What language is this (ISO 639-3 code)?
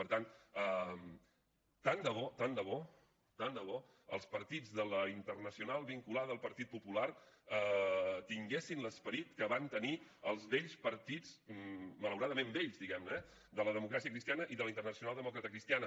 cat